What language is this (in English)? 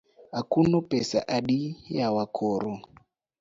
Luo (Kenya and Tanzania)